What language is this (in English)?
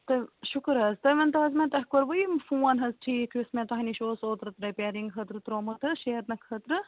Kashmiri